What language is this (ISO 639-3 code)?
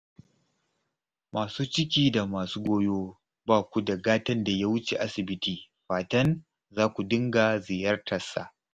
hau